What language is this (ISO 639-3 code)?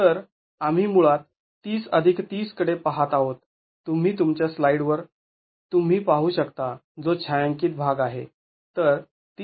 mar